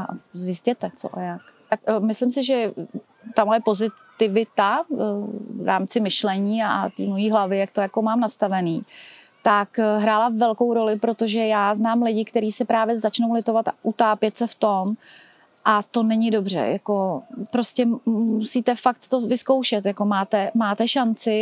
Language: Czech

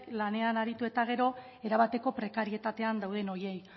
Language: Basque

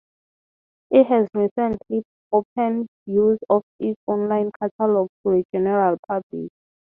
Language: English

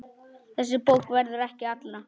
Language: Icelandic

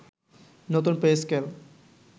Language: Bangla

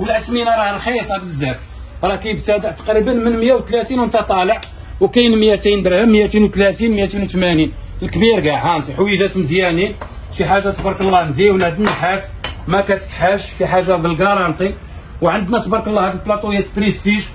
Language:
Arabic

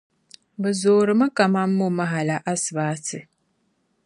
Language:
Dagbani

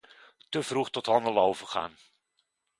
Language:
Dutch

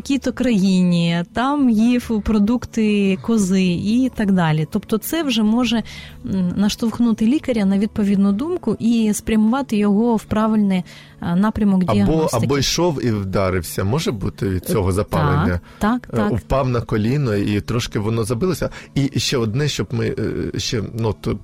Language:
Ukrainian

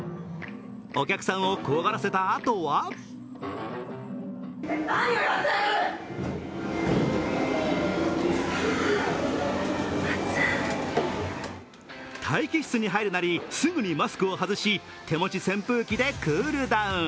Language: Japanese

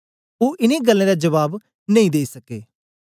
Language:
Dogri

